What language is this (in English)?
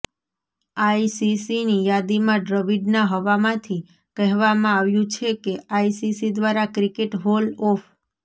Gujarati